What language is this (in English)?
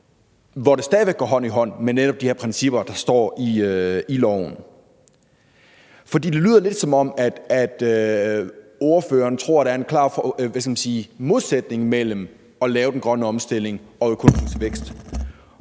Danish